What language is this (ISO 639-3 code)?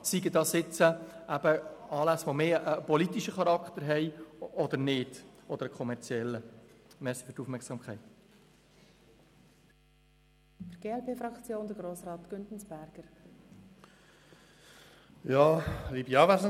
gsw